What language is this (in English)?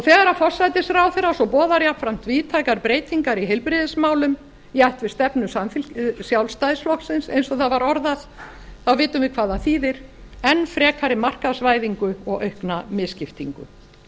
Icelandic